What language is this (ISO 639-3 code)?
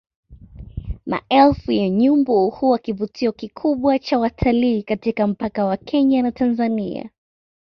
swa